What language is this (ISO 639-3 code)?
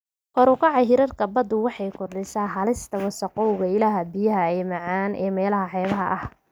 som